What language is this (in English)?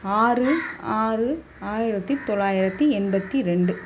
Tamil